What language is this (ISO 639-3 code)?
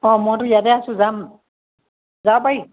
asm